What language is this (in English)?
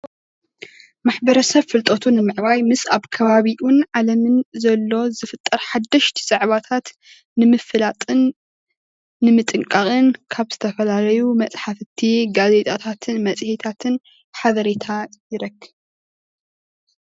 Tigrinya